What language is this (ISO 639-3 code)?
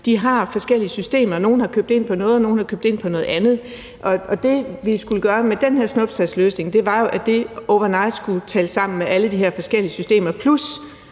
dan